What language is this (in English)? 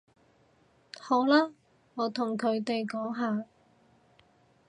Cantonese